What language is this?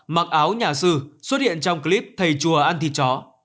Vietnamese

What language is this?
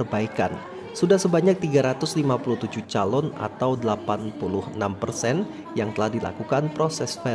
Indonesian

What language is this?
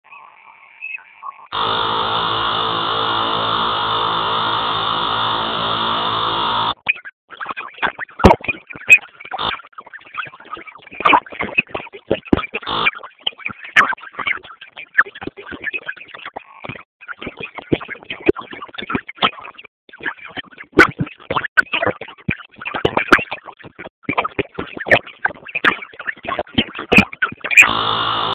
Swahili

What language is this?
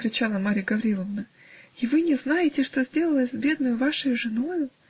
Russian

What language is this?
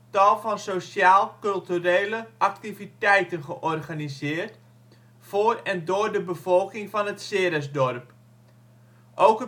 Dutch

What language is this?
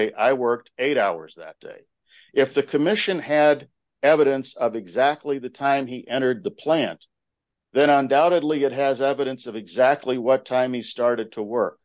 English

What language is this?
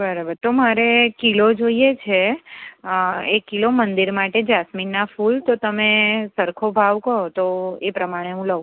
Gujarati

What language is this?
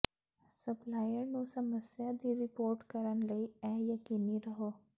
Punjabi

